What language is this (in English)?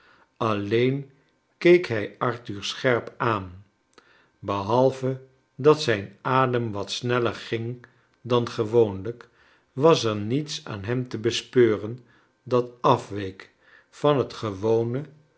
Dutch